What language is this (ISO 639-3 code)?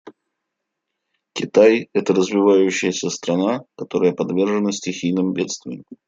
rus